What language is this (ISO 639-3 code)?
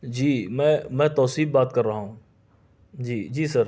urd